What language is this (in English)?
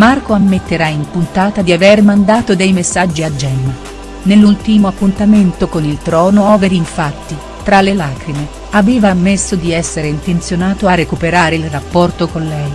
Italian